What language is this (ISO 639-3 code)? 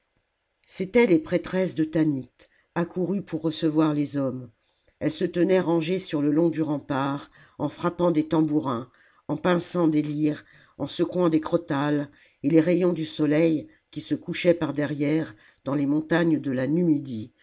fra